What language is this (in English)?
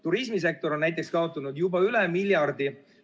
Estonian